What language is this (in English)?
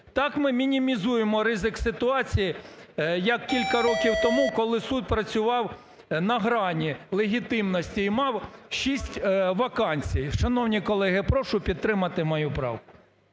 Ukrainian